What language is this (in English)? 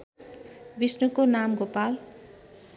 Nepali